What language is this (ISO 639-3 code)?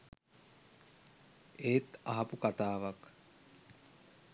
sin